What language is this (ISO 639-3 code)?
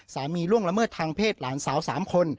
tha